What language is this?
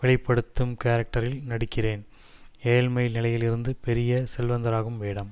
Tamil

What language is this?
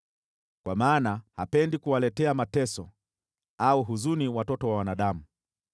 Swahili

